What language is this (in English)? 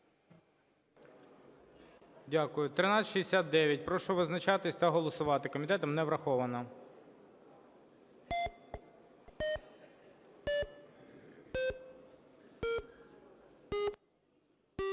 Ukrainian